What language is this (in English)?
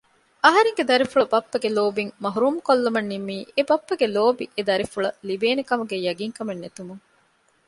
Divehi